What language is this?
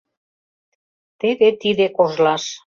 Mari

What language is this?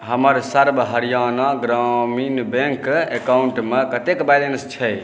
Maithili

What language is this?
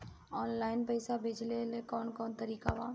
Bhojpuri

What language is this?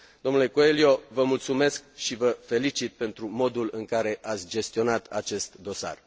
Romanian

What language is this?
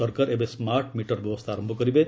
Odia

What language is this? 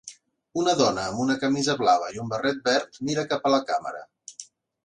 Catalan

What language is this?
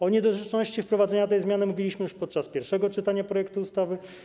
Polish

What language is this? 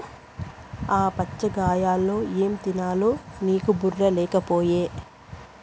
Telugu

